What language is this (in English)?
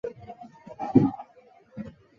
Chinese